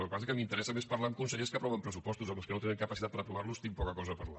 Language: Catalan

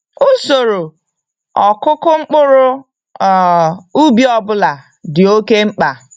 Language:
Igbo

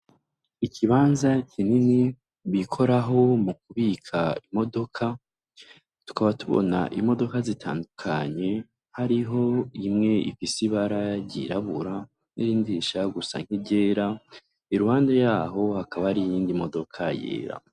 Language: Rundi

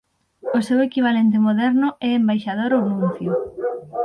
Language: Galician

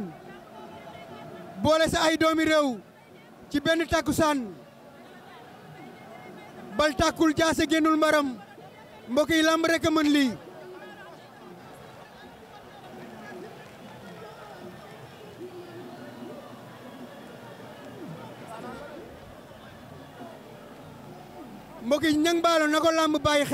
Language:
French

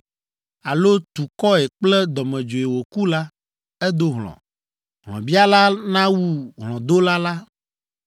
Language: Ewe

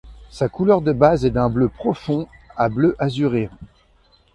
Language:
French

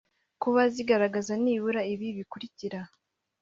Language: Kinyarwanda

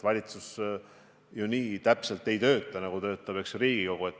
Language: Estonian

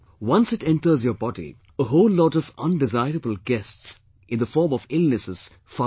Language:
English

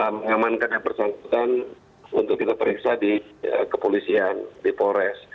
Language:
Indonesian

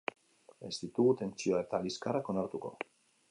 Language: Basque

